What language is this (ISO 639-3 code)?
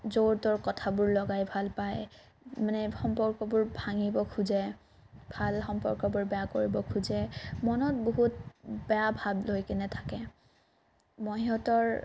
asm